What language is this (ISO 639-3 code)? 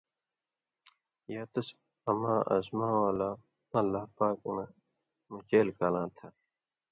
mvy